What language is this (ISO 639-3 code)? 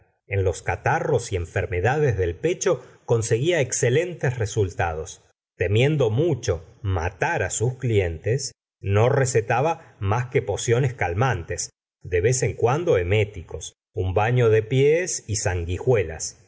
spa